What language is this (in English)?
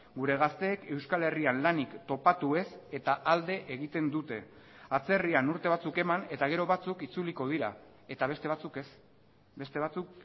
Basque